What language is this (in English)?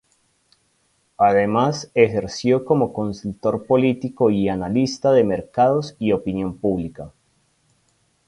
Spanish